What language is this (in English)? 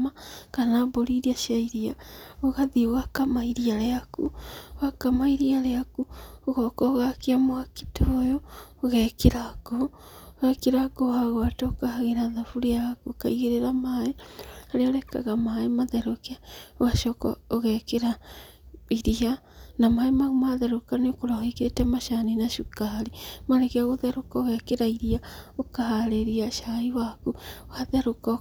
Kikuyu